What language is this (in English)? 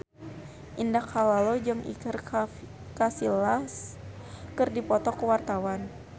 Sundanese